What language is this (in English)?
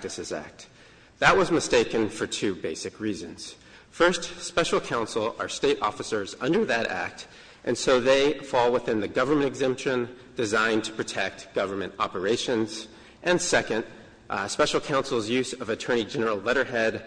English